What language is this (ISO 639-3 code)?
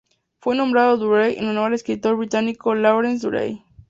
spa